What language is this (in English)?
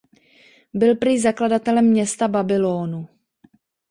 Czech